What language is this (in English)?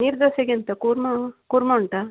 Kannada